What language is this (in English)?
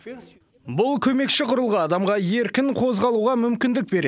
Kazakh